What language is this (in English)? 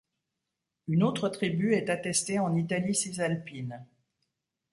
French